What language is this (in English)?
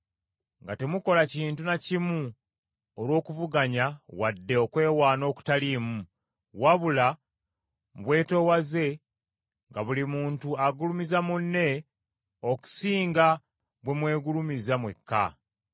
Ganda